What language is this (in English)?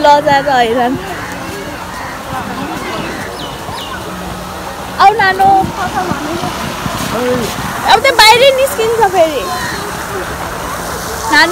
Korean